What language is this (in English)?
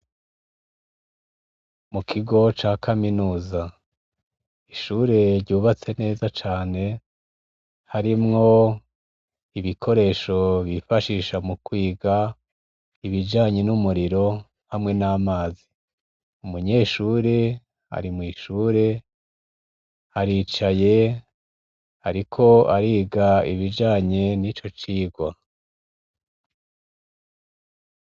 Rundi